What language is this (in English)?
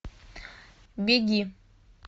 Russian